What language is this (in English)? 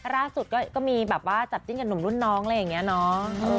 Thai